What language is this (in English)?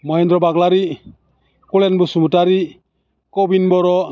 Bodo